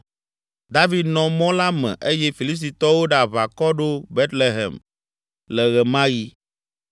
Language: Ewe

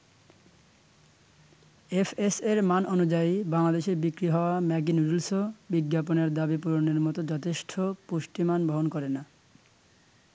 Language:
Bangla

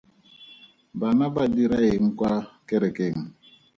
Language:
Tswana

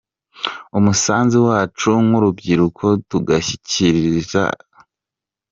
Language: Kinyarwanda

